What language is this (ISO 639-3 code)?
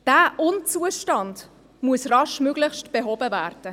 gsw